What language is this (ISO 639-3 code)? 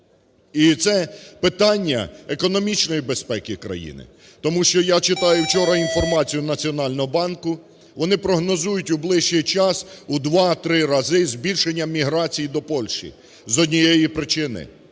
ukr